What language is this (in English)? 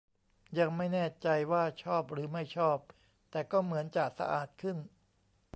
Thai